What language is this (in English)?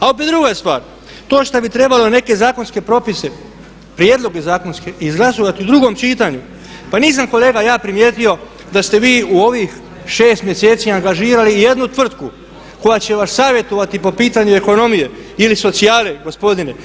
Croatian